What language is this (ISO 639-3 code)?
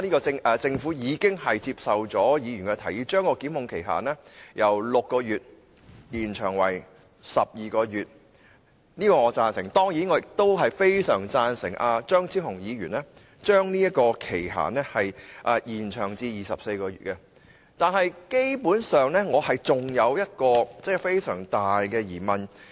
yue